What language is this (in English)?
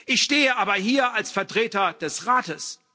German